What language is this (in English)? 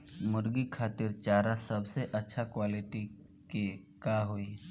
Bhojpuri